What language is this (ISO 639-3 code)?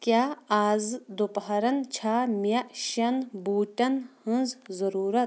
kas